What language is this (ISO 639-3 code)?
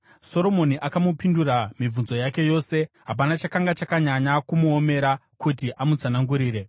sna